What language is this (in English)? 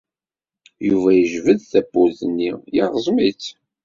Kabyle